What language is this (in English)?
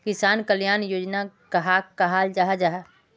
Magahi